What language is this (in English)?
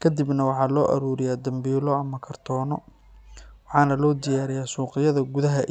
Somali